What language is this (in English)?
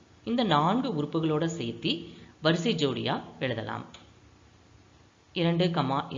Tamil